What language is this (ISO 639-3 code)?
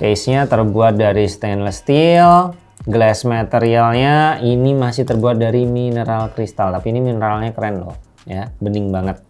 ind